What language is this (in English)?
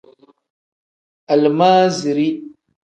Tem